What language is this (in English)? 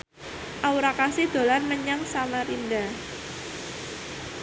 Javanese